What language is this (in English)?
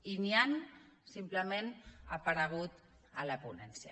Catalan